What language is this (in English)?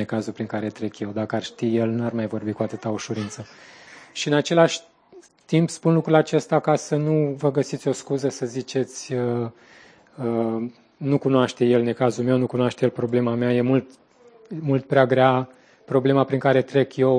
Romanian